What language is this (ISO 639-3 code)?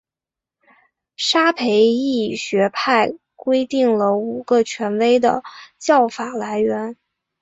zho